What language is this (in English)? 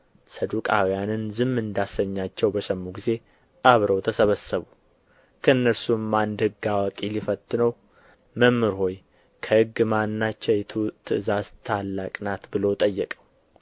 Amharic